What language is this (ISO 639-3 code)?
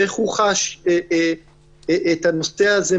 heb